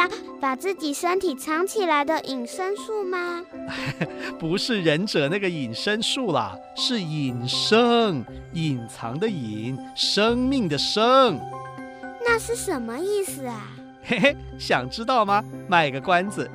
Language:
Chinese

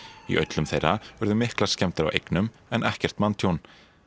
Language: Icelandic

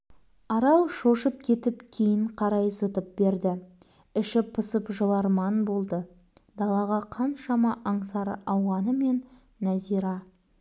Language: Kazakh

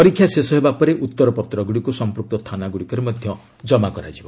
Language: Odia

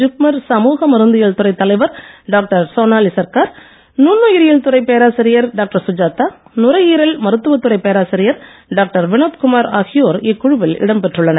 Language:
Tamil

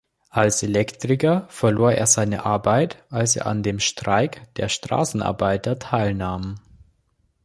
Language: German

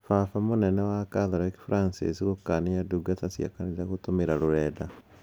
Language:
Kikuyu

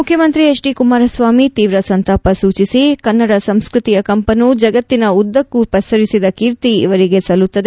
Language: Kannada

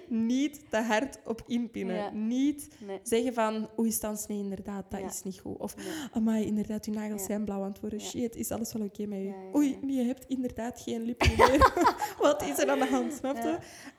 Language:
Dutch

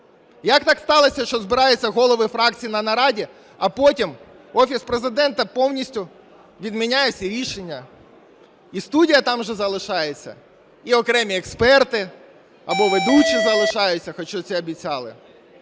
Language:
Ukrainian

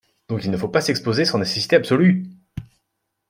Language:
French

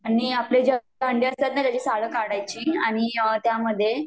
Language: Marathi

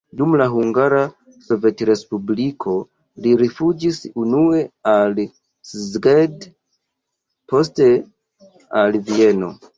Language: Esperanto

